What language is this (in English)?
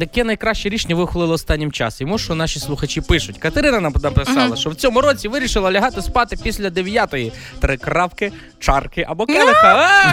Ukrainian